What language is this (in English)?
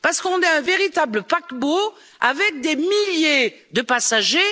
French